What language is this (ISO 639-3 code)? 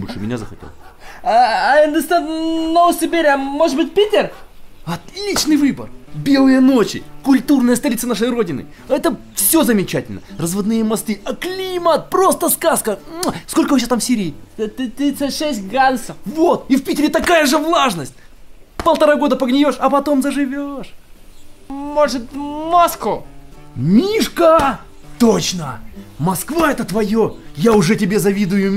rus